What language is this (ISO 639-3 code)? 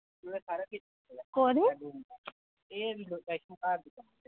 doi